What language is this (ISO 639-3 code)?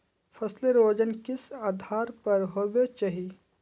mag